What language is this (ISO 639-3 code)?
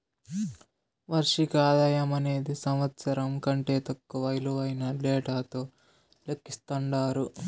tel